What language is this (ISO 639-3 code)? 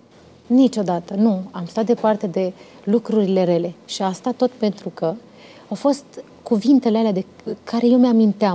ron